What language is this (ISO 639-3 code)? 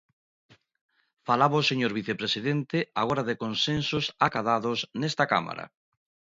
glg